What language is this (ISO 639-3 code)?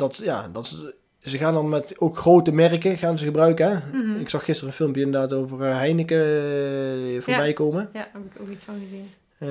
nld